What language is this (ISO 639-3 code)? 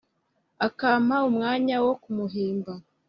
kin